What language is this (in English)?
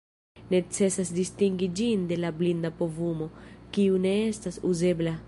Esperanto